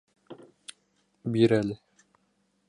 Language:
Bashkir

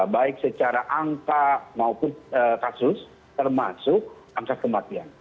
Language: Indonesian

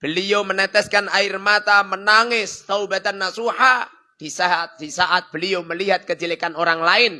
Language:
Indonesian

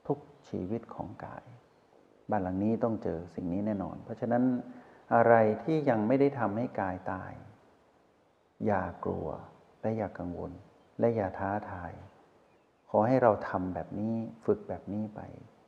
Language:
Thai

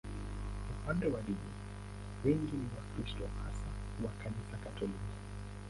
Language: Swahili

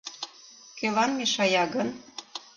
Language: Mari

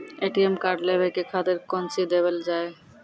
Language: Maithili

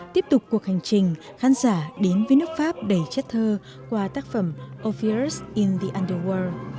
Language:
Vietnamese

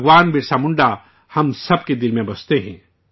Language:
Urdu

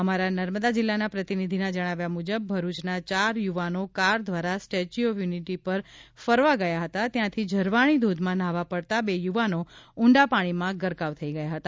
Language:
Gujarati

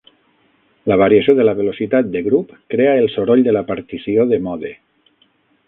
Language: Catalan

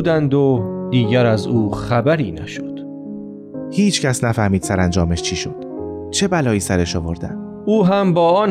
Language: Persian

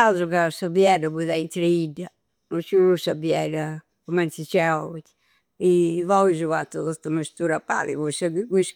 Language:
Campidanese Sardinian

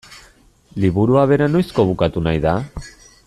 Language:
Basque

